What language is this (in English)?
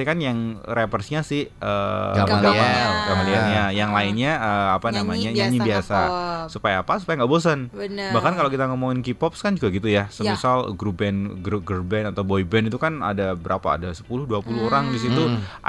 Indonesian